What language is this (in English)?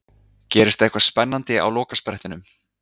Icelandic